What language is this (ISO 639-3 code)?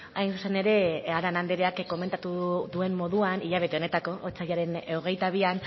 eus